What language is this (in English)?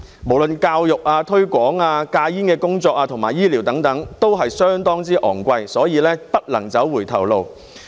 Cantonese